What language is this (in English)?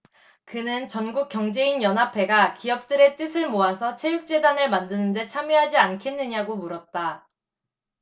Korean